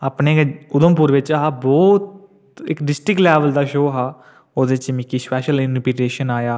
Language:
Dogri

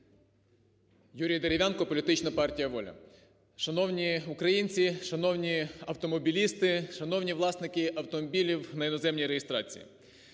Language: Ukrainian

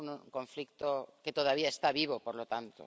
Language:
Spanish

